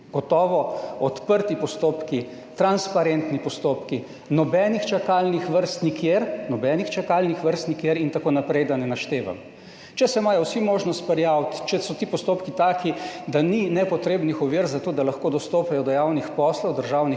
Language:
Slovenian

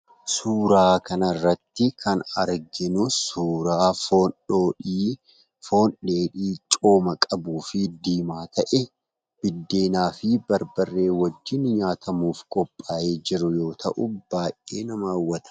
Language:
Oromo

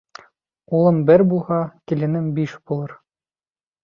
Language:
Bashkir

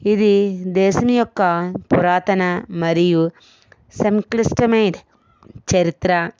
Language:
Telugu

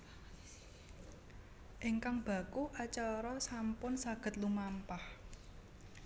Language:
Javanese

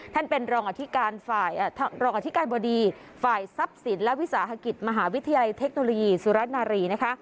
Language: Thai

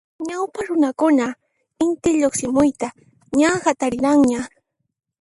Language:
Puno Quechua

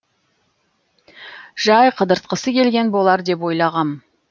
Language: Kazakh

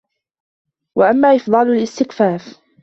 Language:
Arabic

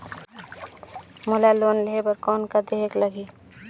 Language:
Chhattisgarhi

